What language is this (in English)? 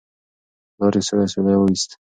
Pashto